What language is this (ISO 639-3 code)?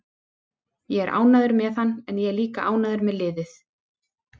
isl